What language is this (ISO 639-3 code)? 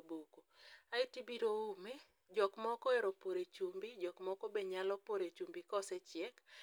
luo